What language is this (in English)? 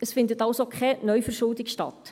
Swiss German